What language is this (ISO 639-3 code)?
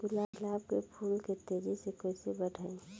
bho